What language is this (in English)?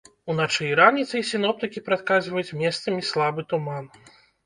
Belarusian